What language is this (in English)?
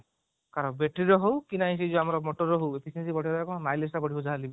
Odia